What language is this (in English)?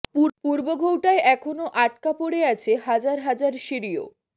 Bangla